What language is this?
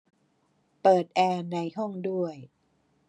Thai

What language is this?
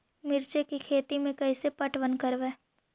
Magahi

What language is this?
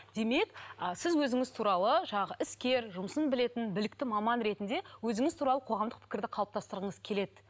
Kazakh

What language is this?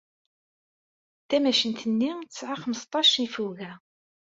Kabyle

